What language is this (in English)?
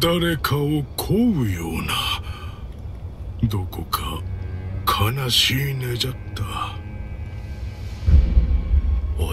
Korean